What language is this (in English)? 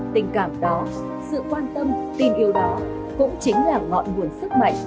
Vietnamese